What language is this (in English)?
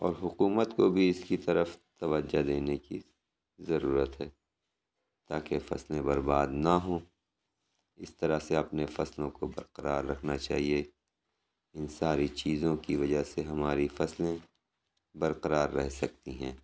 Urdu